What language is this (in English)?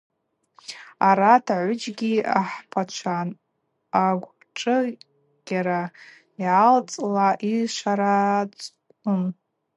Abaza